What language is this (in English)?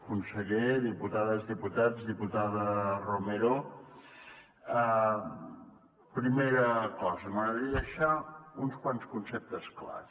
Catalan